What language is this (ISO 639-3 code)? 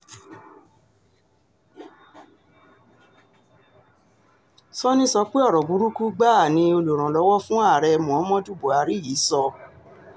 yor